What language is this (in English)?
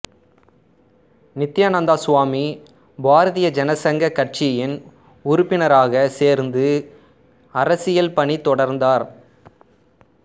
Tamil